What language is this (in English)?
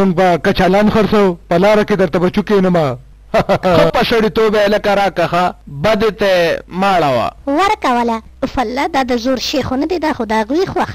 French